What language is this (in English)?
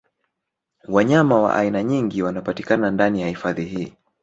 Swahili